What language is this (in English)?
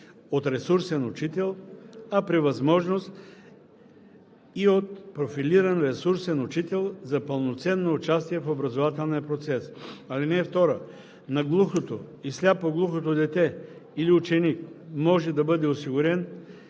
Bulgarian